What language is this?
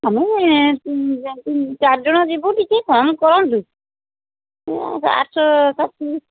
Odia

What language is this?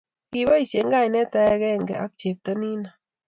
Kalenjin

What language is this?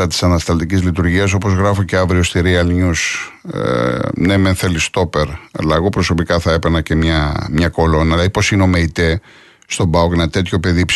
Greek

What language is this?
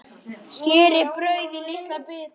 Icelandic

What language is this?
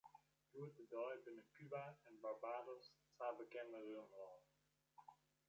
Western Frisian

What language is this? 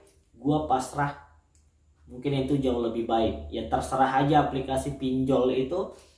Indonesian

